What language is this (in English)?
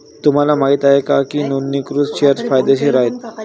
Marathi